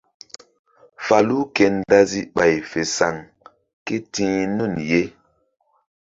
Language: Mbum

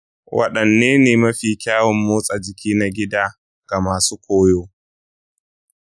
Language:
Hausa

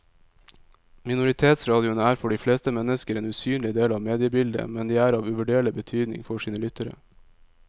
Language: Norwegian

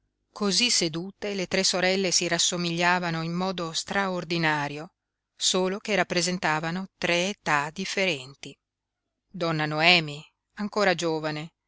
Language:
Italian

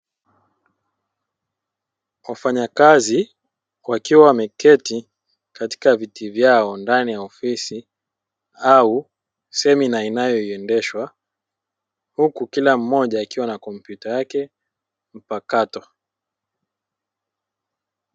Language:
Swahili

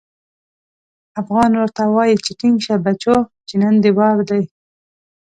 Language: Pashto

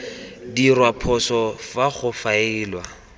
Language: Tswana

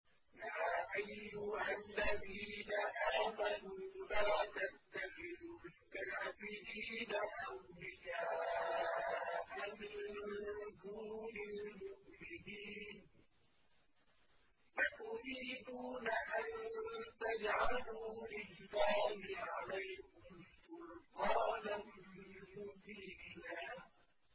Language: Arabic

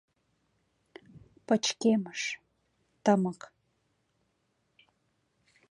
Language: Mari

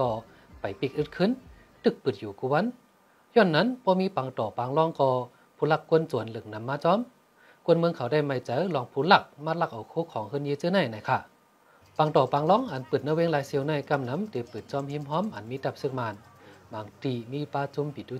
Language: Thai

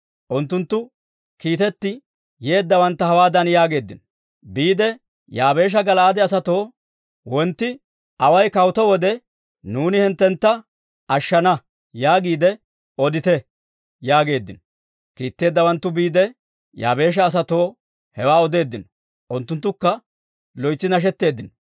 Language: Dawro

